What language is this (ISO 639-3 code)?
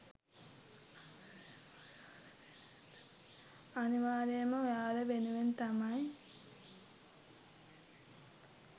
sin